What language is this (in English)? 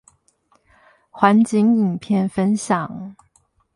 Chinese